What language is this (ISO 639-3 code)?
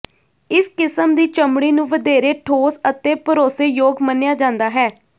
pan